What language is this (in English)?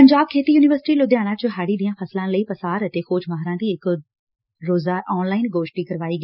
Punjabi